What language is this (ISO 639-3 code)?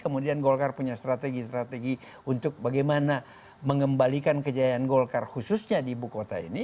ind